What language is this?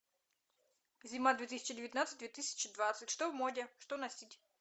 Russian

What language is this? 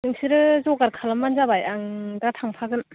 Bodo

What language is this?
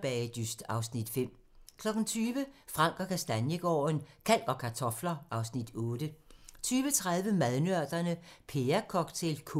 Danish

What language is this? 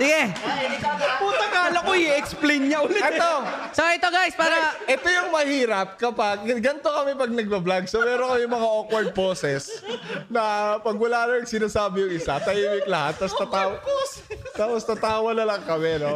Filipino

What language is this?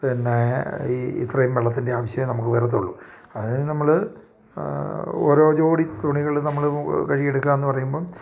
Malayalam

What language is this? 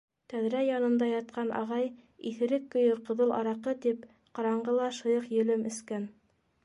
Bashkir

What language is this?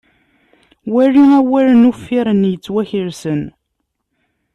Kabyle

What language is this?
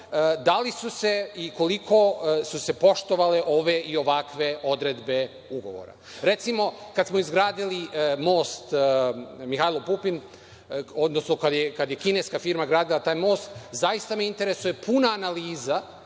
Serbian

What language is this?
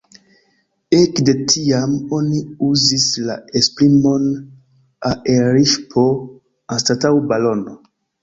Esperanto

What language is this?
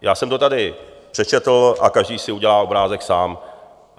Czech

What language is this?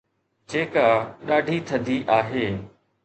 Sindhi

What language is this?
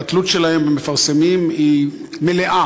Hebrew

